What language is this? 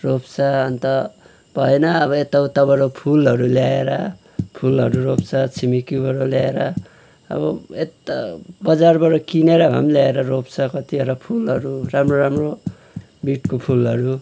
Nepali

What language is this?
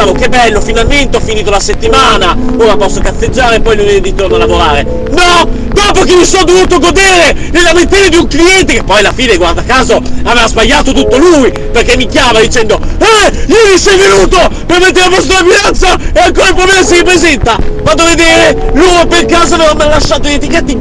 Italian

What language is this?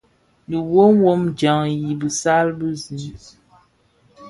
Bafia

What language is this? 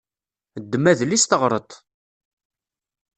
Kabyle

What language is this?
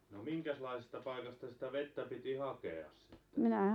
Finnish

